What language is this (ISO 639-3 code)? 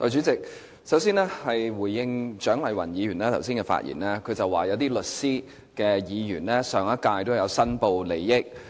yue